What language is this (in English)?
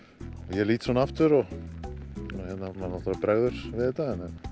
Icelandic